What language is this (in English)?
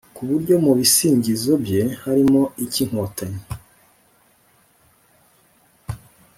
Kinyarwanda